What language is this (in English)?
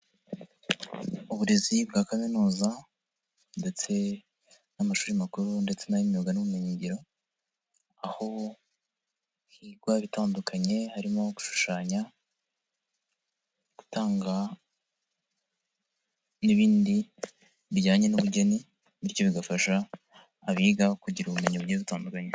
Kinyarwanda